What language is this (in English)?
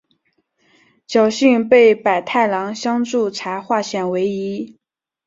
Chinese